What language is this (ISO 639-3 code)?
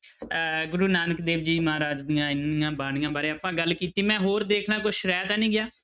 pan